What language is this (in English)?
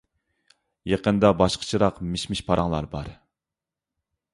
Uyghur